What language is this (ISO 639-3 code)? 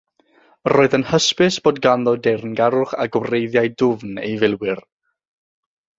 cym